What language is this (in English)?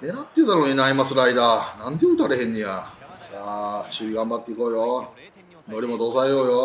Japanese